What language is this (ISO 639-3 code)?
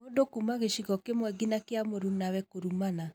kik